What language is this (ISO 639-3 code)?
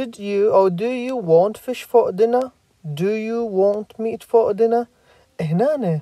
ara